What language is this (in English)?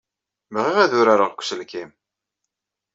Kabyle